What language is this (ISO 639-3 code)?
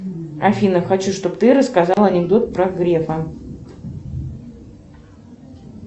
rus